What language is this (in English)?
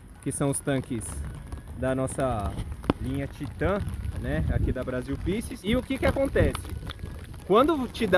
Portuguese